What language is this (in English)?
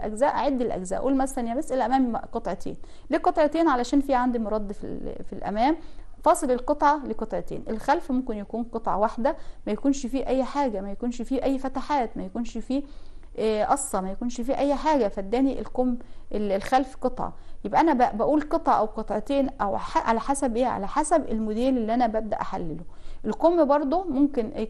Arabic